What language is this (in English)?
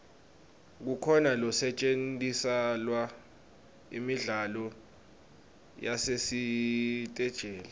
Swati